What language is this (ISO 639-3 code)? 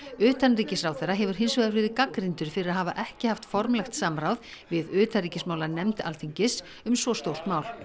isl